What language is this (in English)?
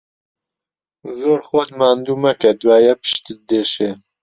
Central Kurdish